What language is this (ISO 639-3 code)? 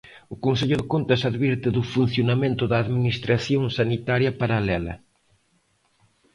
glg